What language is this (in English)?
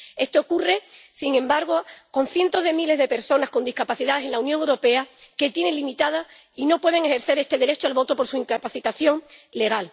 Spanish